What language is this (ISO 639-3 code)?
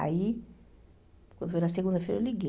por